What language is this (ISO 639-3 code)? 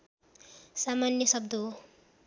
nep